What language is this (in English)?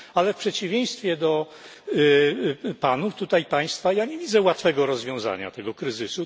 Polish